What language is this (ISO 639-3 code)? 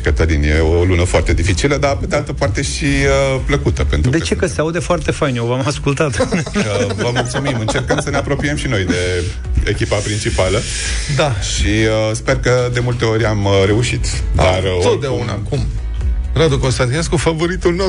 ron